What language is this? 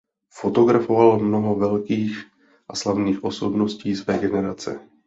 Czech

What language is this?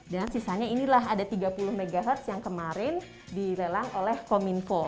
Indonesian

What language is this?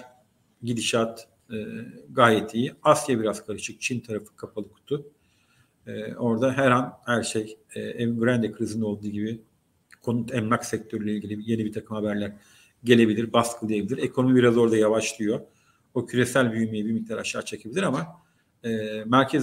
Turkish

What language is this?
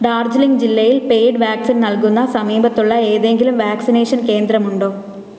Malayalam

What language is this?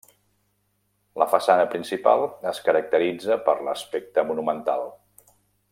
Catalan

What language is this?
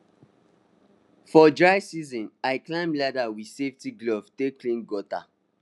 Nigerian Pidgin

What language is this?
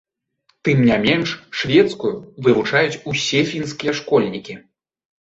Belarusian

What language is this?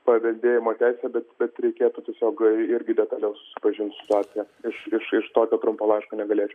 Lithuanian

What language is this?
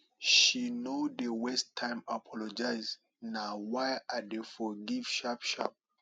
Nigerian Pidgin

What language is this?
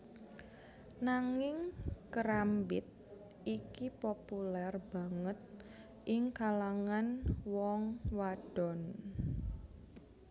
Javanese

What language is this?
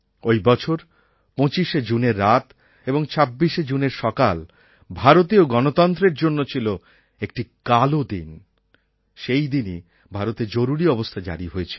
Bangla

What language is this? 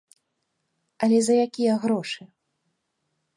Belarusian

